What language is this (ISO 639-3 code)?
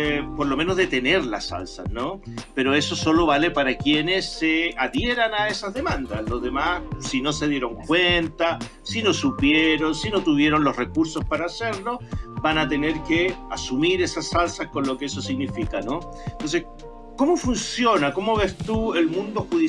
spa